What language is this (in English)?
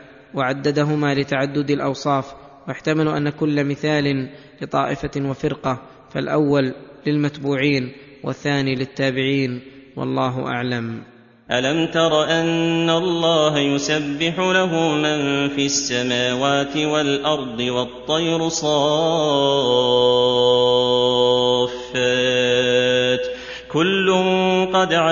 Arabic